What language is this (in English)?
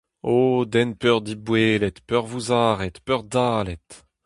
Breton